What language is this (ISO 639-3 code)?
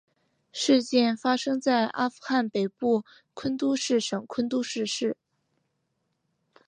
zho